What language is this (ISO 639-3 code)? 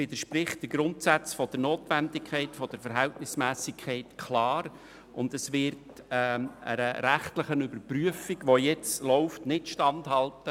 gsw